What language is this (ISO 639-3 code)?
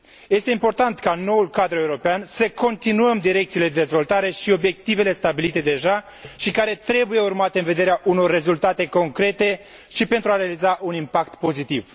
ron